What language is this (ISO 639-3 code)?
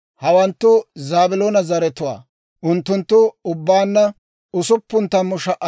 dwr